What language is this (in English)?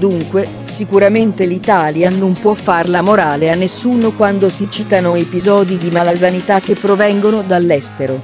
Italian